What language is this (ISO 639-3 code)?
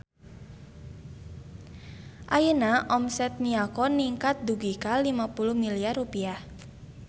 sun